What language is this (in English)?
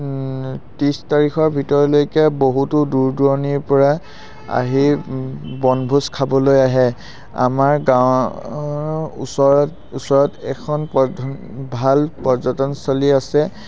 Assamese